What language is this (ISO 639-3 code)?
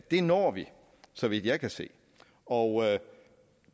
dan